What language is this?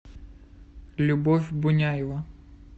Russian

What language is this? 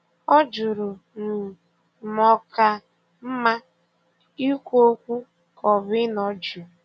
Igbo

